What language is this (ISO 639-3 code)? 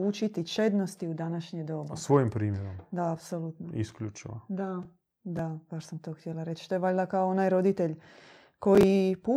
hrv